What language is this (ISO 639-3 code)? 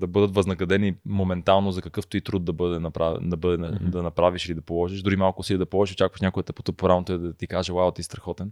bul